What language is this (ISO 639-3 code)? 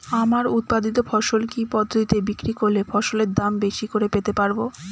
ben